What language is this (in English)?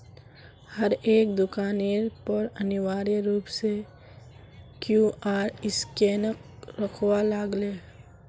Magahi